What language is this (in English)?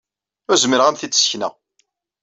Kabyle